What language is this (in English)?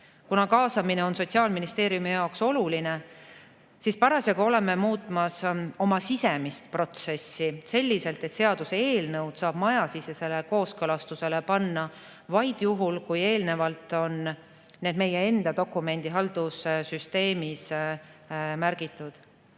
Estonian